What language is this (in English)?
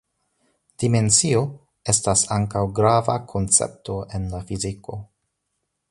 Esperanto